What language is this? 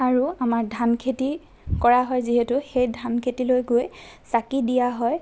Assamese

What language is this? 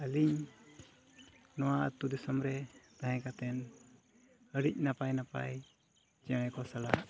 Santali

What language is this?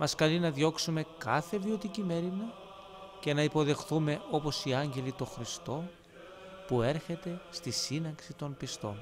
Greek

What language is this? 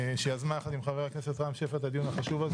Hebrew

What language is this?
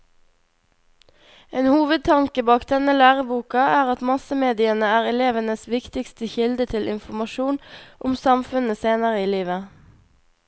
Norwegian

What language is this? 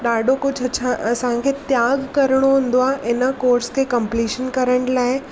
Sindhi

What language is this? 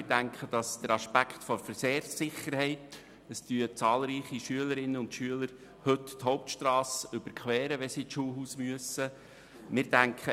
Swiss German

